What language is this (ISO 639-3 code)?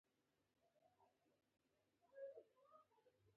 pus